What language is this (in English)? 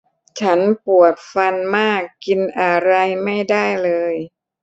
Thai